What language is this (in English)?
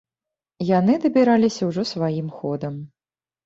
Belarusian